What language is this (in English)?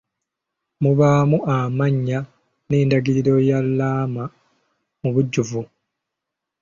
Ganda